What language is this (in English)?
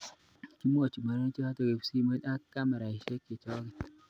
Kalenjin